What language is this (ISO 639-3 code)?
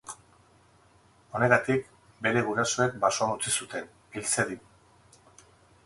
eus